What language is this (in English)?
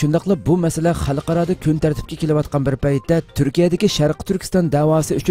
Turkish